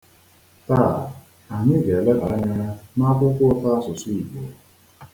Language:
Igbo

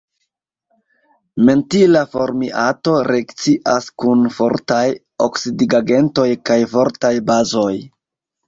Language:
Esperanto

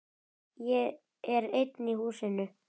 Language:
Icelandic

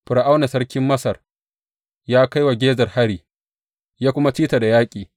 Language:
Hausa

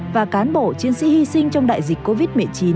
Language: Vietnamese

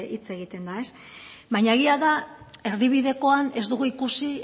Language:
Basque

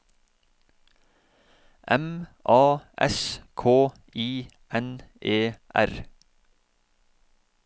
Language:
Norwegian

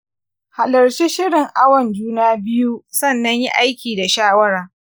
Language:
Hausa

